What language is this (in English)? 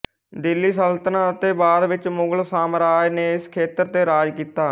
Punjabi